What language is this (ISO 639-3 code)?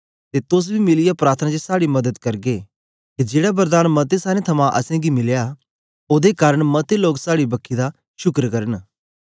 doi